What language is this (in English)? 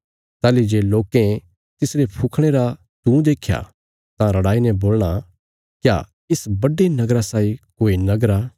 Bilaspuri